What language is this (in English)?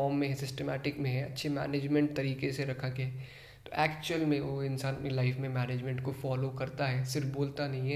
Hindi